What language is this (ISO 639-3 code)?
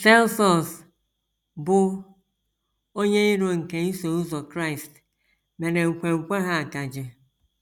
ibo